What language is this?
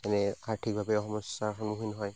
Assamese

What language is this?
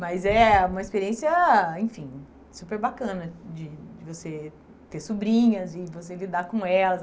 Portuguese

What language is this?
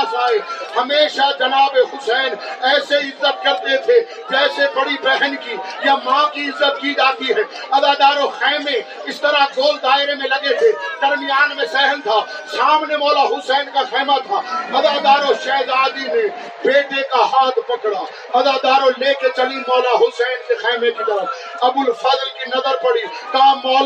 Urdu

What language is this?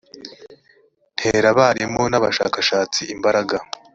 Kinyarwanda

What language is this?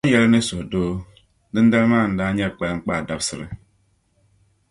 Dagbani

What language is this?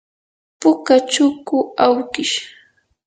Yanahuanca Pasco Quechua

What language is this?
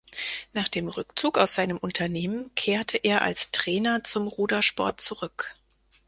German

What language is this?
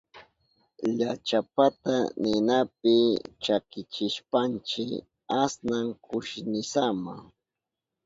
Southern Pastaza Quechua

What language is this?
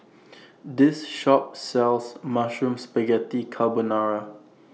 English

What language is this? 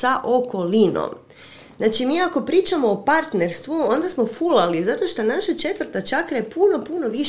Croatian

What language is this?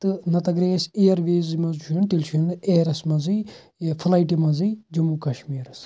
Kashmiri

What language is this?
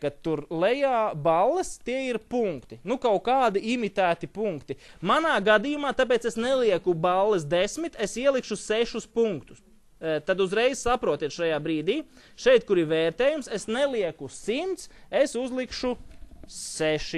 Latvian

